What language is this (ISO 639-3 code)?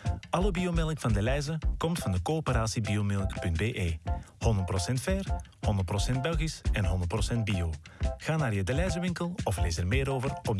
nld